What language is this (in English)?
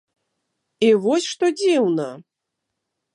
Belarusian